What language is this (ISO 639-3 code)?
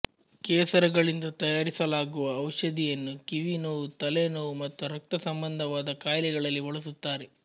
kan